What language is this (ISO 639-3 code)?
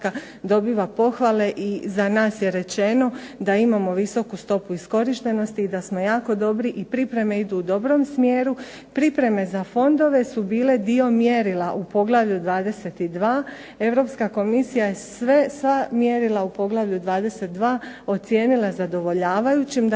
hrv